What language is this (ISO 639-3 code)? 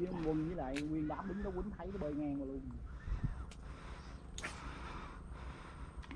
vie